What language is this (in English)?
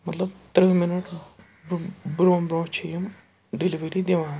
Kashmiri